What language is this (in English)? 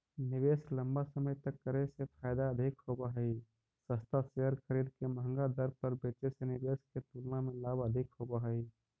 Magahi